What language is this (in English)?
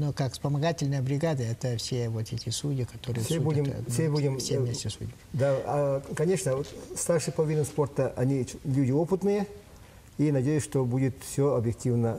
Russian